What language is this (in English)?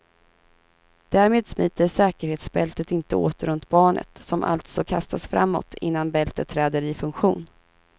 Swedish